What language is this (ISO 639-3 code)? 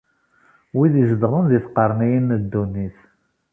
kab